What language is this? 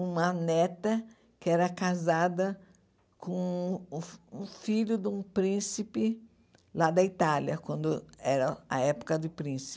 Portuguese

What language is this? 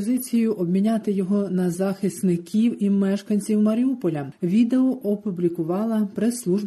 Ukrainian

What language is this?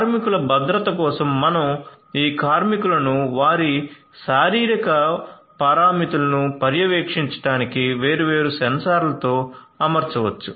Telugu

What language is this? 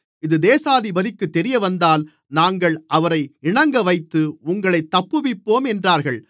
Tamil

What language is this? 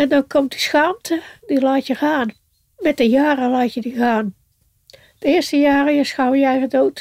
Dutch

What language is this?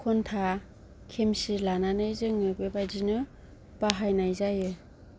Bodo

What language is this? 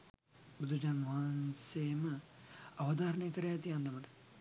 Sinhala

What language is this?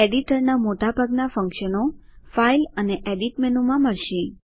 Gujarati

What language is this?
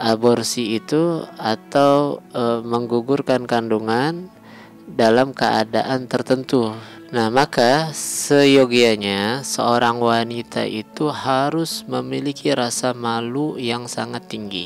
Indonesian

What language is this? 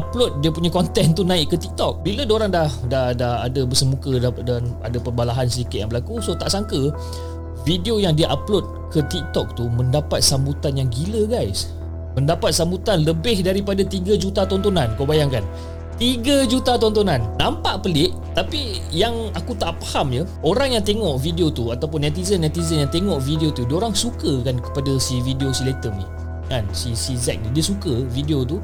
Malay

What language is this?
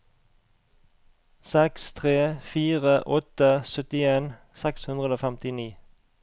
Norwegian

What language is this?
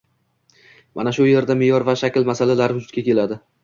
Uzbek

